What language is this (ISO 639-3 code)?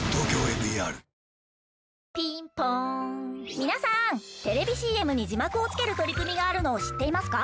jpn